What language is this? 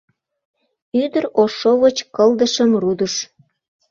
Mari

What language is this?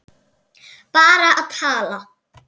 Icelandic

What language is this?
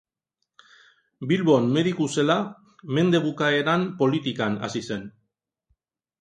Basque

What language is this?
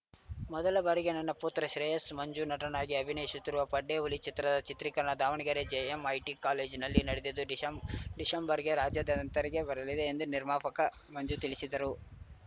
Kannada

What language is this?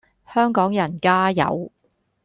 Cantonese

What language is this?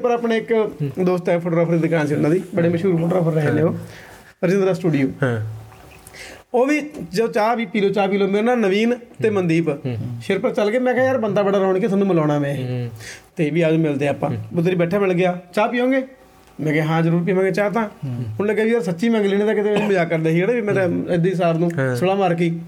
Punjabi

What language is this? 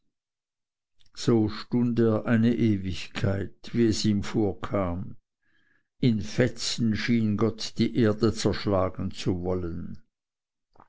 German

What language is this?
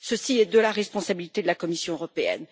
French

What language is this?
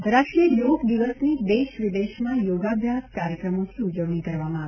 Gujarati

